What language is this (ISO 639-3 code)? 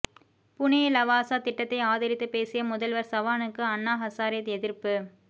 tam